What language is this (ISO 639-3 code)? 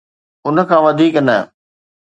snd